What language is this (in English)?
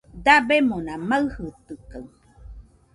Nüpode Huitoto